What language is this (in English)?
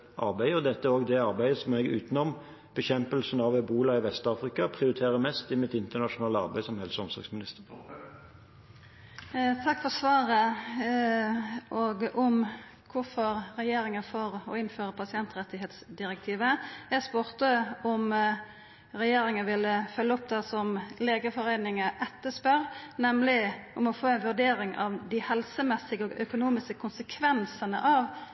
Norwegian